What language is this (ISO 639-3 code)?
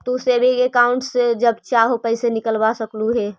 mag